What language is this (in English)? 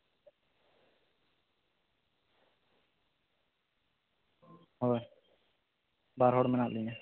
Santali